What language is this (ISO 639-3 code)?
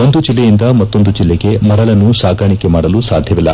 kan